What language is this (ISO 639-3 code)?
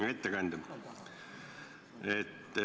est